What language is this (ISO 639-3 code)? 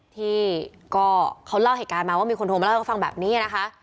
tha